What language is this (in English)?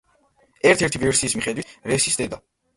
Georgian